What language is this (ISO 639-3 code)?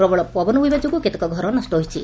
ori